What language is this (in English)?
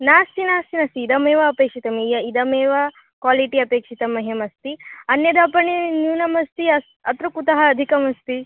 Sanskrit